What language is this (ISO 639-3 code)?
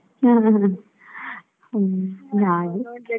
kan